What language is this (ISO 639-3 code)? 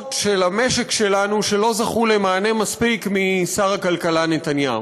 heb